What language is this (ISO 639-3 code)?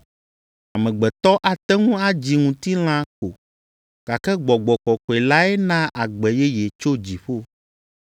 ewe